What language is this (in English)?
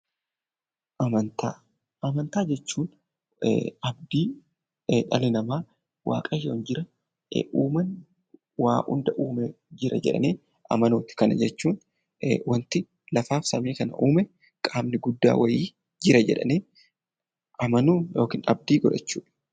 Oromo